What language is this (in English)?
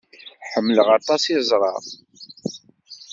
Kabyle